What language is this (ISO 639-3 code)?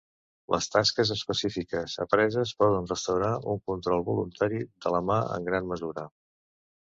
cat